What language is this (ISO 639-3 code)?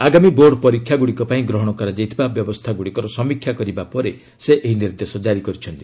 ori